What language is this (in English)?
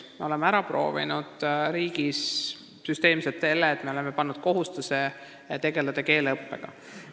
Estonian